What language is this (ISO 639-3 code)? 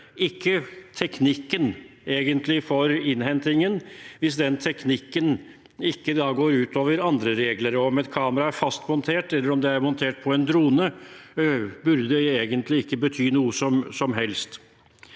nor